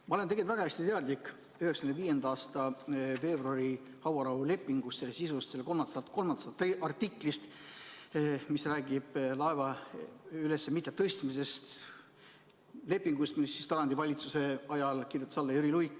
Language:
Estonian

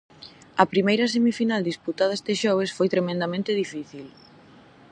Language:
Galician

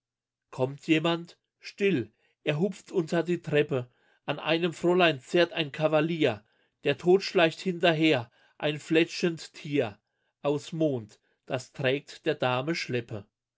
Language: German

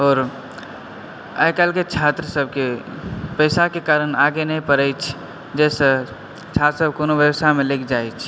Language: Maithili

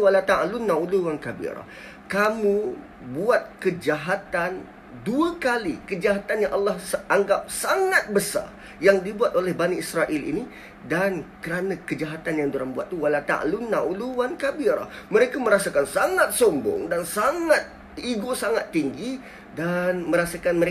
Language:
Malay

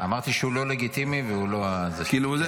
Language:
Hebrew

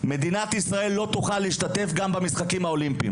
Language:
Hebrew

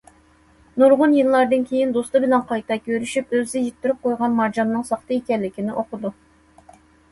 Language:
Uyghur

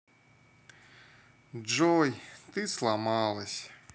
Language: Russian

